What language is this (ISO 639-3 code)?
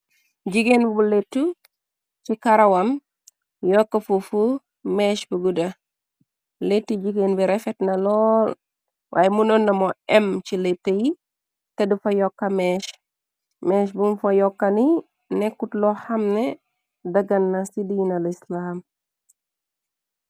wol